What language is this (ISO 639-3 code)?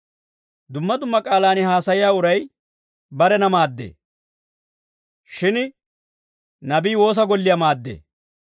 dwr